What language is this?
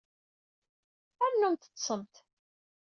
Kabyle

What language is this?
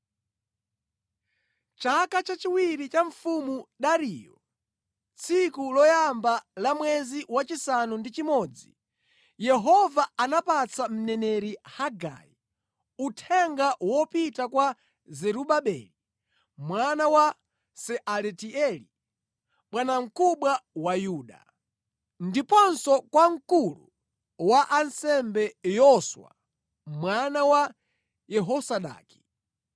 Nyanja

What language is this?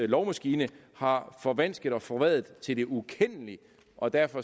Danish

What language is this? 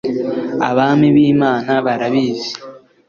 Kinyarwanda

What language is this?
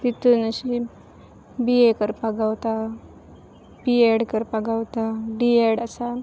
Konkani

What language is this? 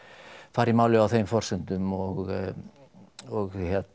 Icelandic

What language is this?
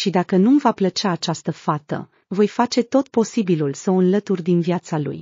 Romanian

